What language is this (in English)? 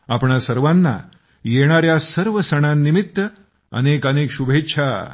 Marathi